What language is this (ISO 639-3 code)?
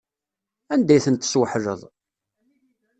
kab